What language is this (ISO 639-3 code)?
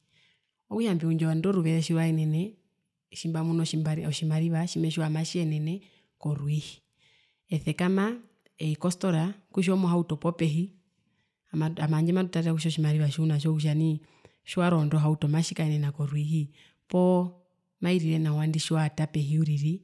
her